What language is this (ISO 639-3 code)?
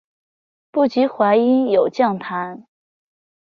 zho